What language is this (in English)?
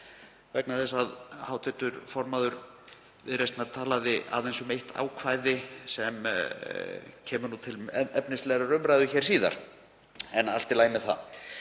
Icelandic